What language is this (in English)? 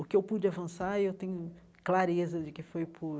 Portuguese